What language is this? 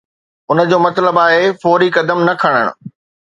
Sindhi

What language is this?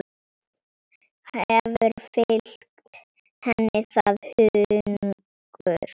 Icelandic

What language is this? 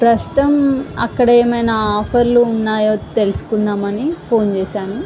Telugu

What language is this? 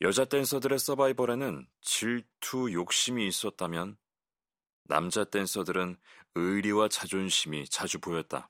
Korean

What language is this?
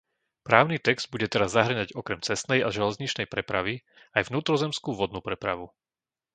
Slovak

